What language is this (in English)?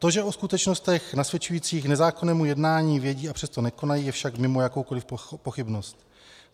Czech